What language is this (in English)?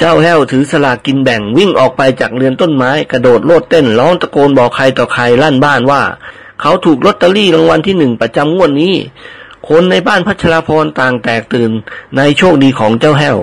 Thai